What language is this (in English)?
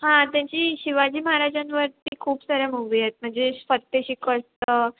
Marathi